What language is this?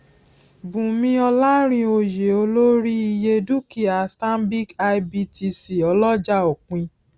Yoruba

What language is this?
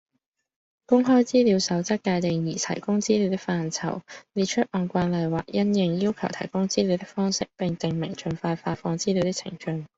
Cantonese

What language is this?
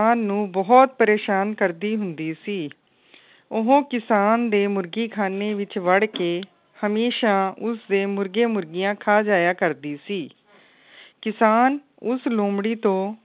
Punjabi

